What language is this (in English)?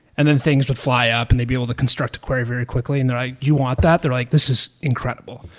English